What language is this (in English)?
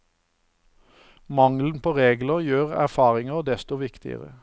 Norwegian